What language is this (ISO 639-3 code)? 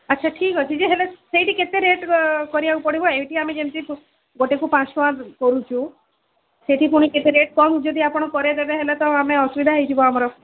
ori